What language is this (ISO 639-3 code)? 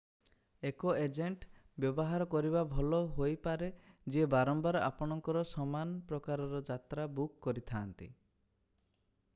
ori